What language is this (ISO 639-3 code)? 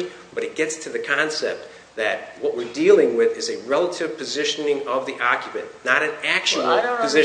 eng